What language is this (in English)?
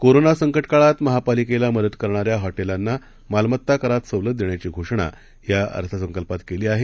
Marathi